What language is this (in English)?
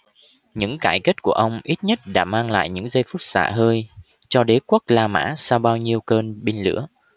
Vietnamese